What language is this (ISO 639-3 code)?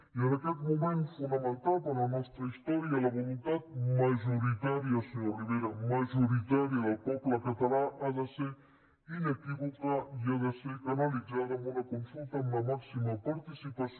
cat